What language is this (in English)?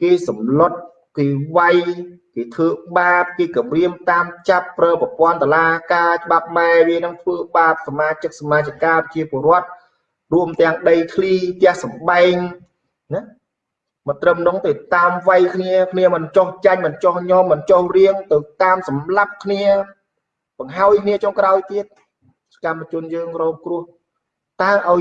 Vietnamese